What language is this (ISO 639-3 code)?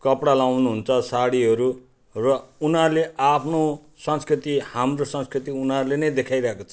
nep